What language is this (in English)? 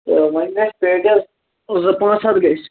Kashmiri